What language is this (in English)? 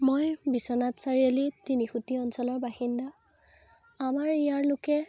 Assamese